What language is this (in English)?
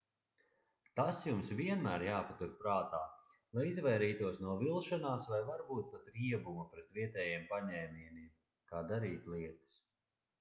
Latvian